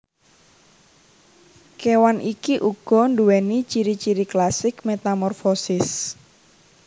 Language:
Javanese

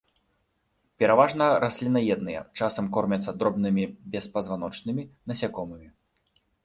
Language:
Belarusian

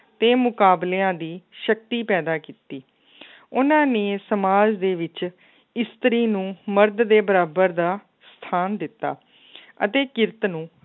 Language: Punjabi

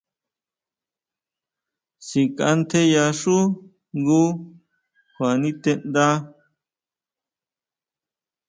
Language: Huautla Mazatec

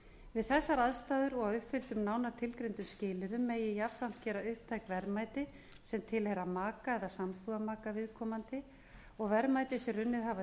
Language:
Icelandic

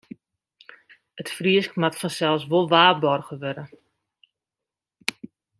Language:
Western Frisian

